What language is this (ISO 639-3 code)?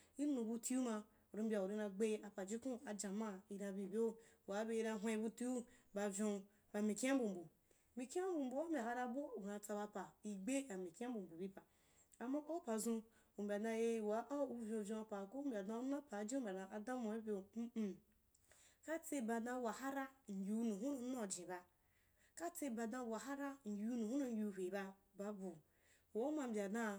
juk